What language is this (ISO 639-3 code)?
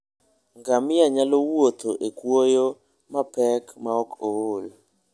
luo